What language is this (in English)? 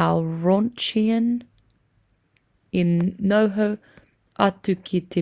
Māori